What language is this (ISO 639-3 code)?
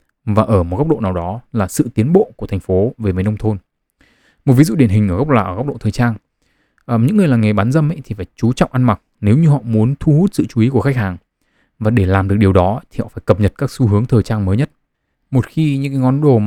vie